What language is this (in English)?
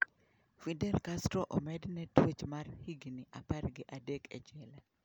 Luo (Kenya and Tanzania)